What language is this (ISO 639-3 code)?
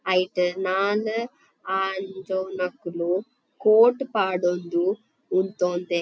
tcy